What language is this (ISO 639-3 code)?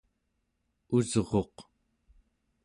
esu